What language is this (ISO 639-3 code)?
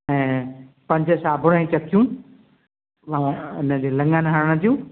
snd